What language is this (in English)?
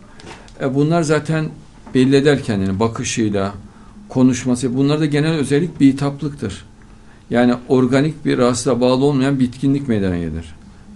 Turkish